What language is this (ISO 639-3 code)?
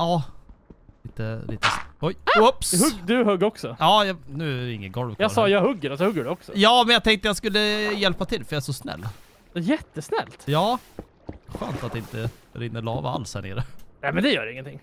swe